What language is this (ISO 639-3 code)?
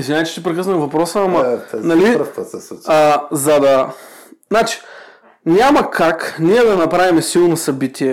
bul